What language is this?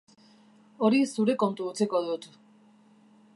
Basque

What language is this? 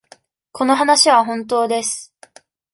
Japanese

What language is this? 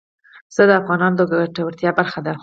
Pashto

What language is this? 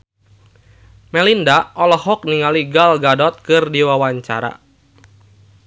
Sundanese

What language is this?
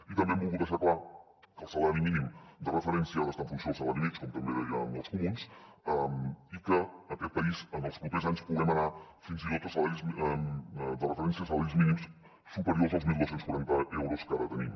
Catalan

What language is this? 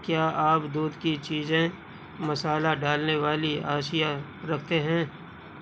Urdu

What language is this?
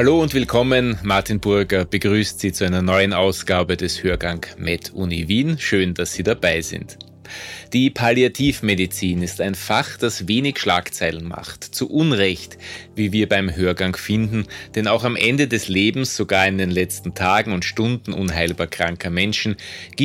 German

